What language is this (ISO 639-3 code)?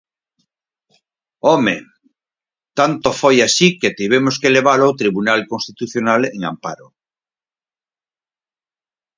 glg